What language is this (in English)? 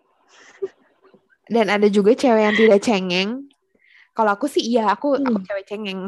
Indonesian